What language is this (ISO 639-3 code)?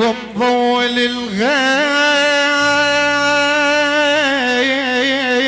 ara